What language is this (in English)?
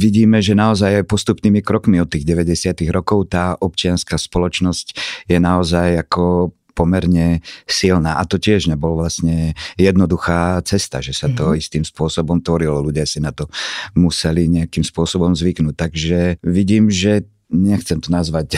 Slovak